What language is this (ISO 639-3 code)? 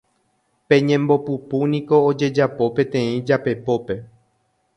grn